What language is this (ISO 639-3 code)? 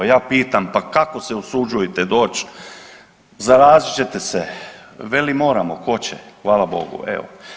hrv